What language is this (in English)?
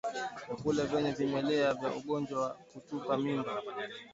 Swahili